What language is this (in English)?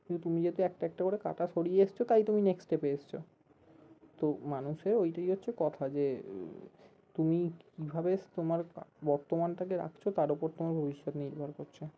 Bangla